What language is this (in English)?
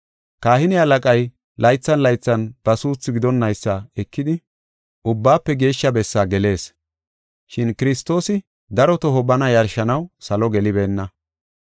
Gofa